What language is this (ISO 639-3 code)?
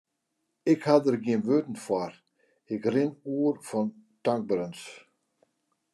fry